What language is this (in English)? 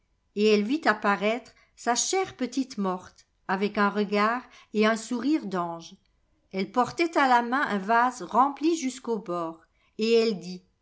French